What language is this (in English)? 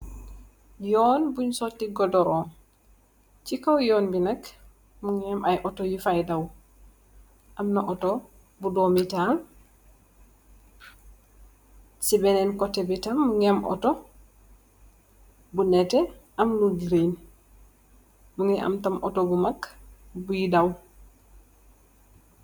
Wolof